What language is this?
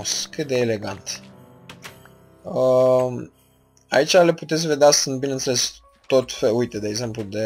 Romanian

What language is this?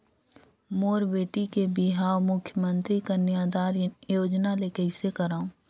Chhattisgarhi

